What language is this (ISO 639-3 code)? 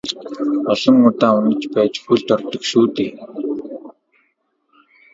mon